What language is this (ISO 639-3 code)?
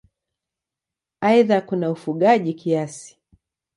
swa